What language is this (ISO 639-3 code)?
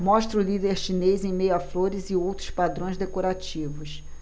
por